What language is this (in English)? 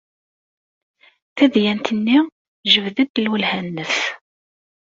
Kabyle